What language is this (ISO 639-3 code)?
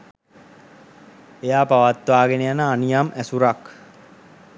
sin